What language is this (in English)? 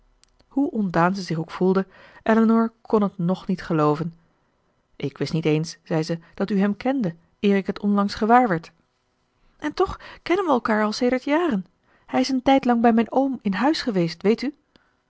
Dutch